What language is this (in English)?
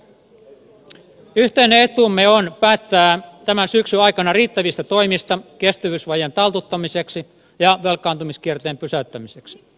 Finnish